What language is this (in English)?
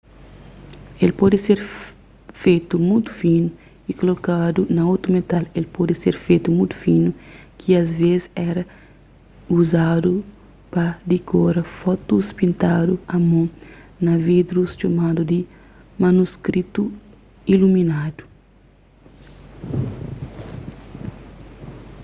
Kabuverdianu